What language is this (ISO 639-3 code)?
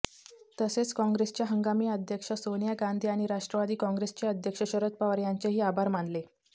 mar